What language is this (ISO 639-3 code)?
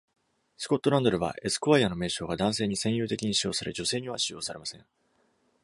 jpn